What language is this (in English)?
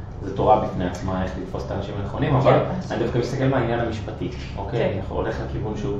Hebrew